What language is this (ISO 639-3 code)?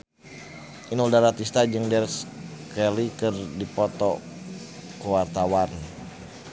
sun